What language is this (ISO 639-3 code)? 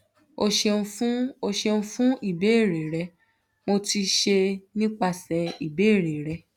yor